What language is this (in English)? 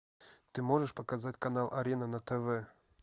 Russian